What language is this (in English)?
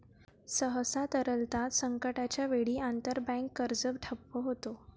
Marathi